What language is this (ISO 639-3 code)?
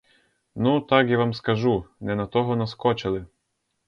ukr